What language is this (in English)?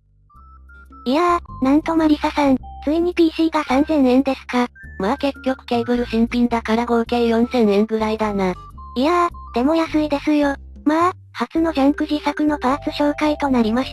Japanese